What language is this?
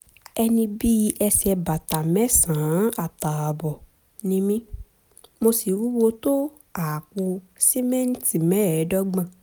Yoruba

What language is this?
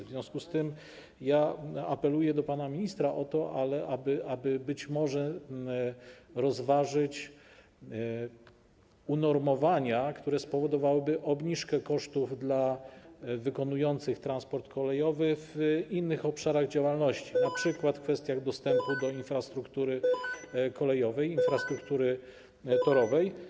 Polish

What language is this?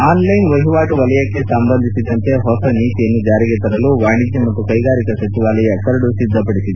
Kannada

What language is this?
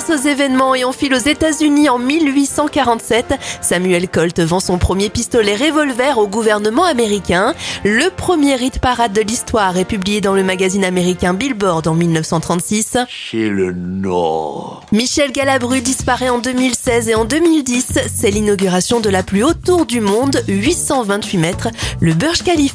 French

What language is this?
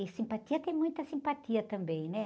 Portuguese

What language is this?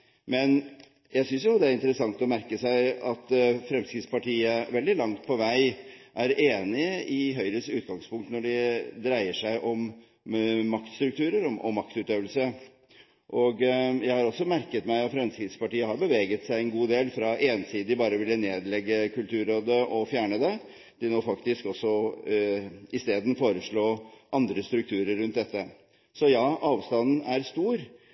Norwegian Bokmål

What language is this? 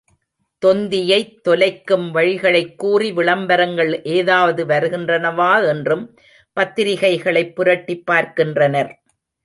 Tamil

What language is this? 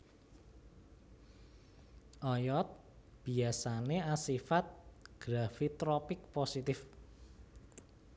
Javanese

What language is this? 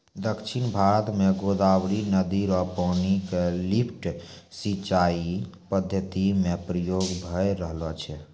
Maithili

